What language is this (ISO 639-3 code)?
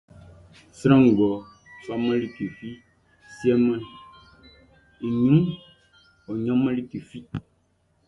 bci